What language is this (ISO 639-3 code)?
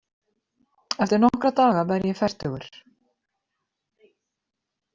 isl